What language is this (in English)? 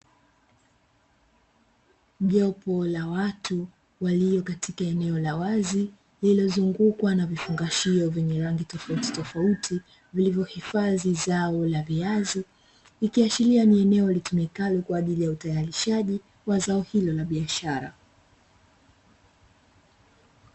Swahili